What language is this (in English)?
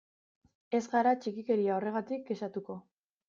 Basque